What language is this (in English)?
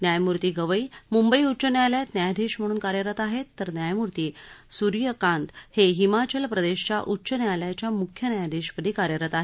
Marathi